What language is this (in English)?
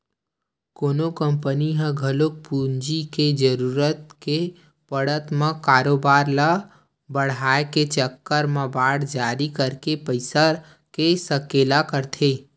Chhattisgarhi